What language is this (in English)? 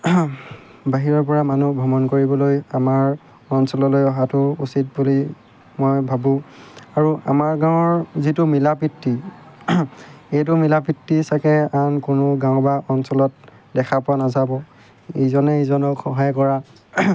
Assamese